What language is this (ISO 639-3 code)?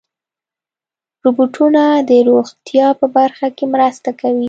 pus